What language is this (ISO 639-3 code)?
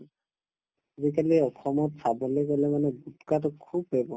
asm